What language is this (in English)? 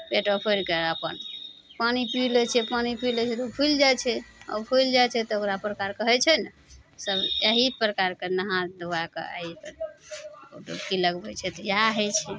Maithili